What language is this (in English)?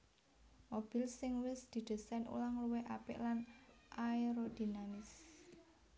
Javanese